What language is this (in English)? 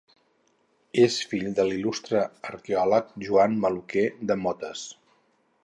Catalan